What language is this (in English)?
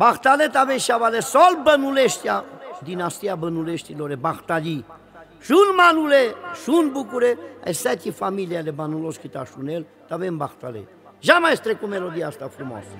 Romanian